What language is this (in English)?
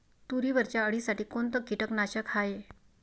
Marathi